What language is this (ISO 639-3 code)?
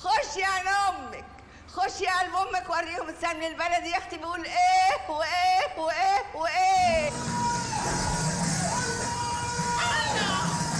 ara